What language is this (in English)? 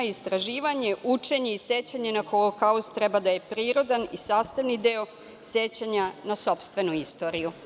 Serbian